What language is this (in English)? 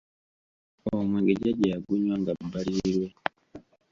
Ganda